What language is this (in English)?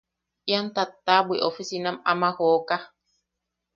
Yaqui